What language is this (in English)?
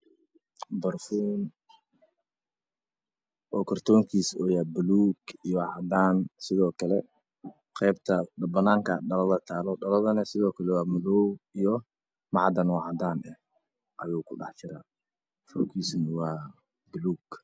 Somali